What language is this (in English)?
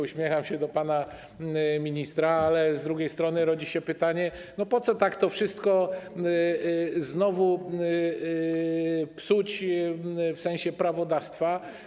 Polish